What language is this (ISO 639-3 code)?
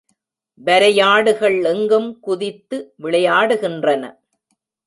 tam